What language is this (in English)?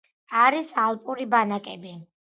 Georgian